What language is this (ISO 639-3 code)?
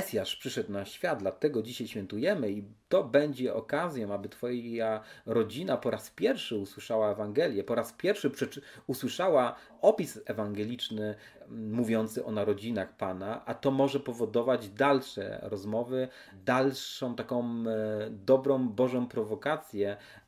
pol